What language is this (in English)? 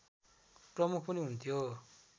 Nepali